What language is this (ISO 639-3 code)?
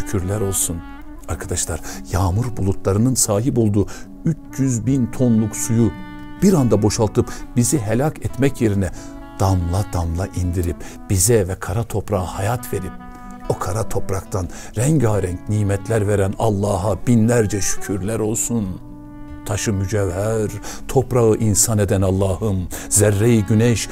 tur